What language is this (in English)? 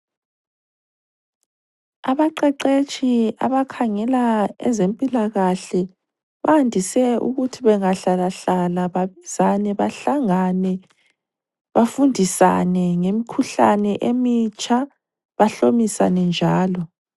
North Ndebele